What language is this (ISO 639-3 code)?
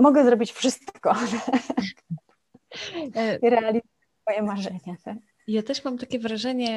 pol